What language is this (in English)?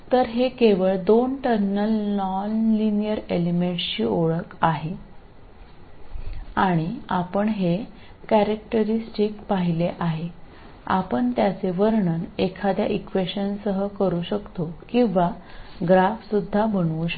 Marathi